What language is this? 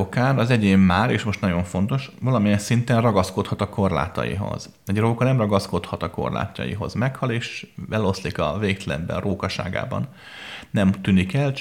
Hungarian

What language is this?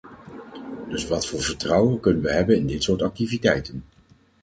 Dutch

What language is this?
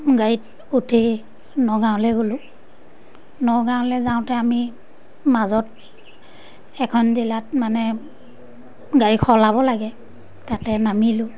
Assamese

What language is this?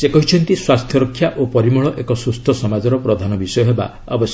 Odia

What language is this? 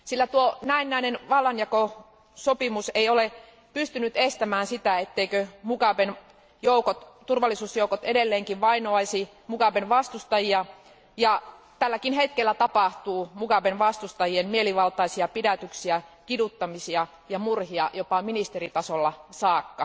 Finnish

